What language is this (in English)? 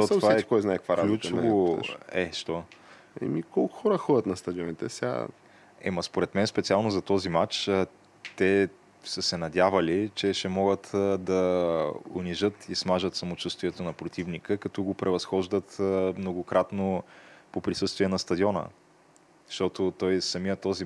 Bulgarian